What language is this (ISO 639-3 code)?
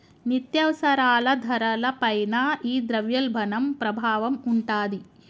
tel